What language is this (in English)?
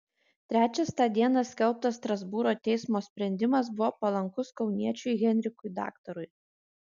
Lithuanian